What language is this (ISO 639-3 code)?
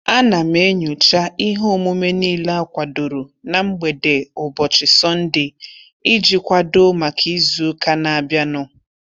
ibo